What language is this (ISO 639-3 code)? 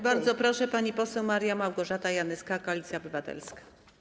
pol